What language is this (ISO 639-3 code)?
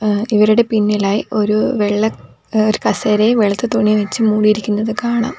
mal